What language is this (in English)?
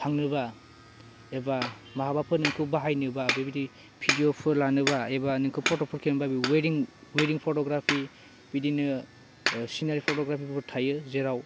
Bodo